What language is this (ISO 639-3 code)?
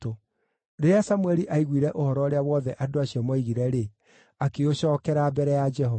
kik